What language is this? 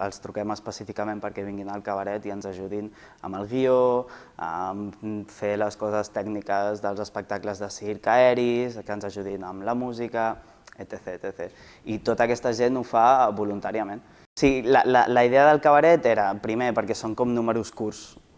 Catalan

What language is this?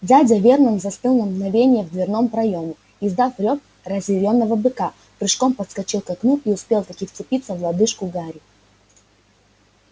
Russian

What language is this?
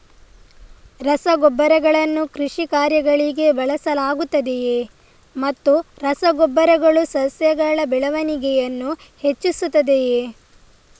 Kannada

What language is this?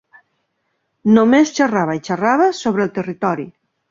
Catalan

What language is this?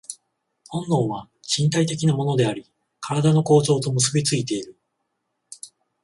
Japanese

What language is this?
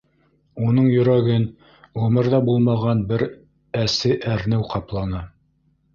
Bashkir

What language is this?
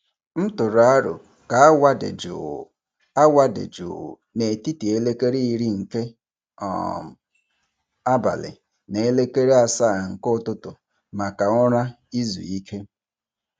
Igbo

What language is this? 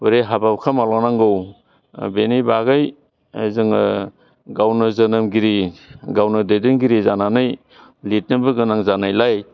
Bodo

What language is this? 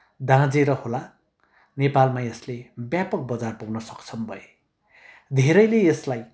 Nepali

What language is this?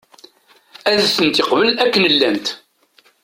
Kabyle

